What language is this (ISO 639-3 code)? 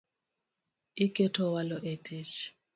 luo